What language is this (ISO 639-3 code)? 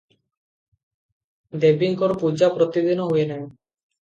ori